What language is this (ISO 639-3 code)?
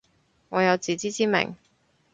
yue